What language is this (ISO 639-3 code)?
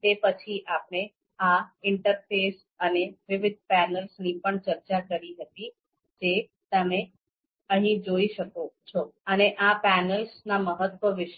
guj